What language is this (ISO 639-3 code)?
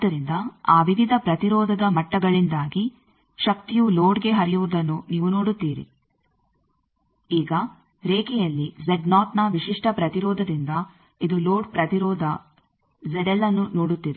kan